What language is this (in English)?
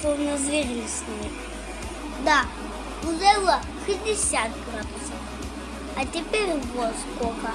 Russian